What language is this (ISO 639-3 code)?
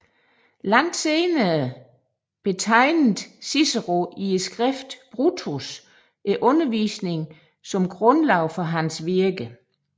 dan